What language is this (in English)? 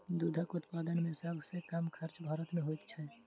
Maithili